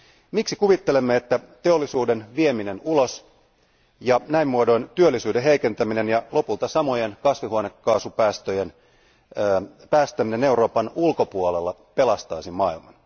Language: Finnish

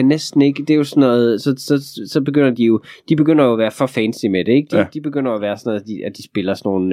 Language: Danish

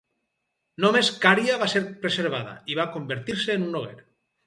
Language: Catalan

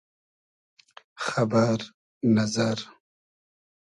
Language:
Hazaragi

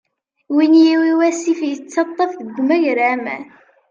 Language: Kabyle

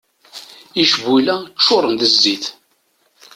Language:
Kabyle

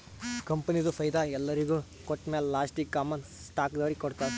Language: Kannada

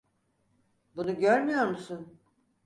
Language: Turkish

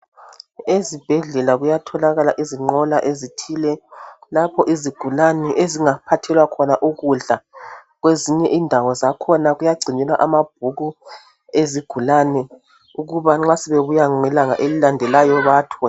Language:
North Ndebele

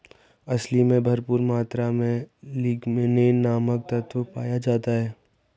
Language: Hindi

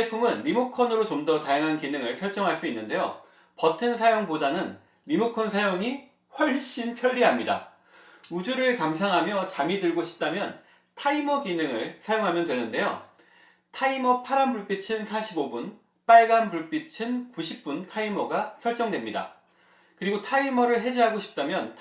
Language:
Korean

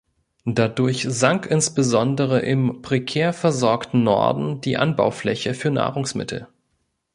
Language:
German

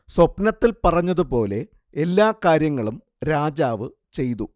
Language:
Malayalam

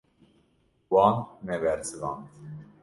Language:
Kurdish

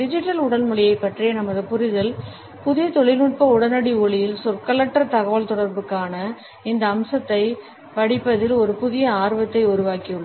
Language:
Tamil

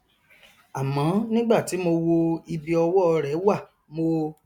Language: Yoruba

